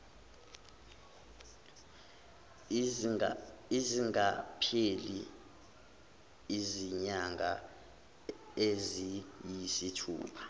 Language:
Zulu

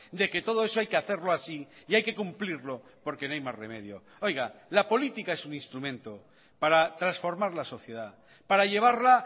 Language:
Spanish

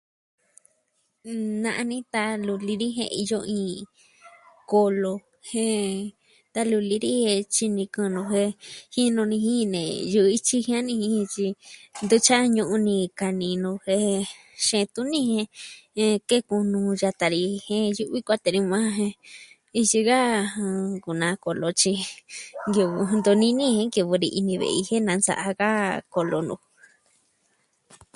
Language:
Southwestern Tlaxiaco Mixtec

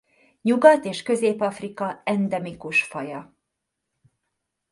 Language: Hungarian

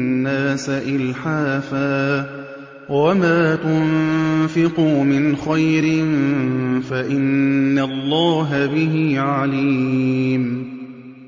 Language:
Arabic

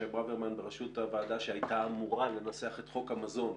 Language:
Hebrew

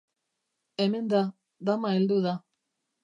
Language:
Basque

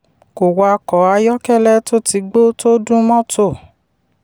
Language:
Yoruba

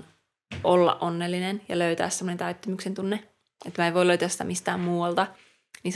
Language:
Finnish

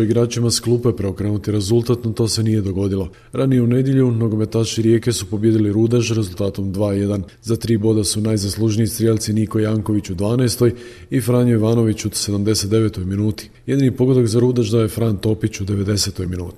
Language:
Croatian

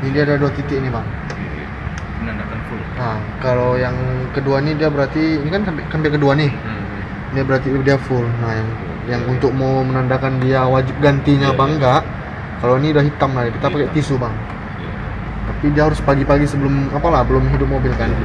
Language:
Indonesian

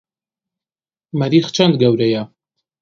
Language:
Central Kurdish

